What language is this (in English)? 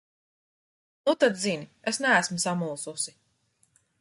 Latvian